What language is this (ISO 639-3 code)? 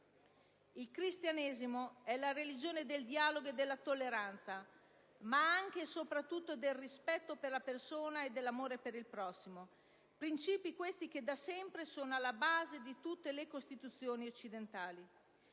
ita